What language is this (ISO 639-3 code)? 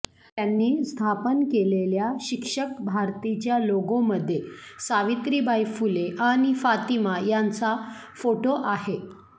mar